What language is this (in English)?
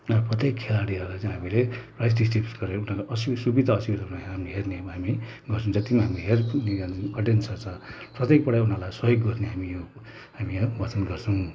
Nepali